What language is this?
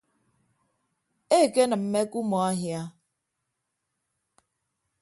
Ibibio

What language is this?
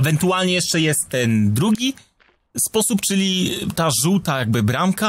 Polish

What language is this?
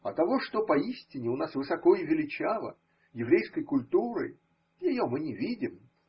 Russian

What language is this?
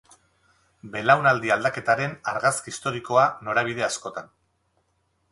Basque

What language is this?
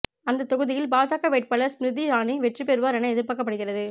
Tamil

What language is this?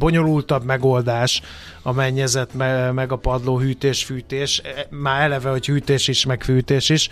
Hungarian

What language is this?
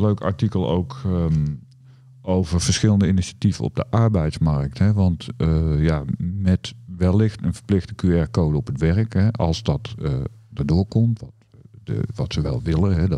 Dutch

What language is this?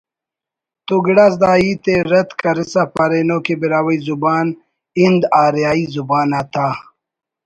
Brahui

